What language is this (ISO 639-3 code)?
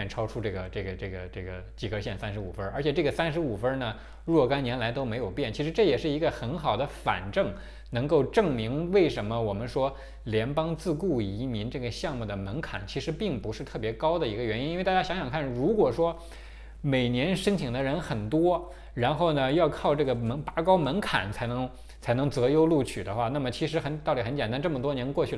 zho